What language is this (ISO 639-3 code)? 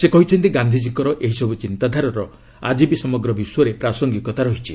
ori